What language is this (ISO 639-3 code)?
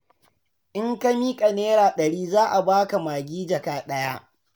hau